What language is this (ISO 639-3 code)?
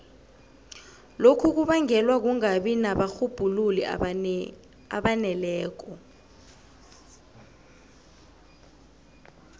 nbl